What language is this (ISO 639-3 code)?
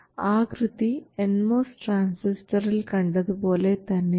mal